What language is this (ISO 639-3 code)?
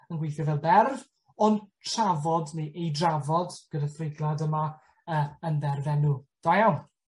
cym